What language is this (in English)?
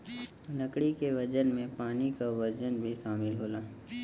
Bhojpuri